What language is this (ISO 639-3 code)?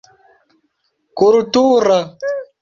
epo